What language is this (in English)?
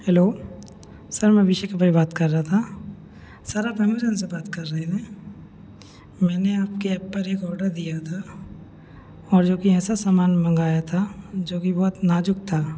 Hindi